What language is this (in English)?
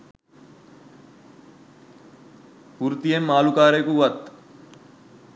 Sinhala